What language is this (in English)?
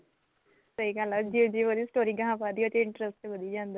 Punjabi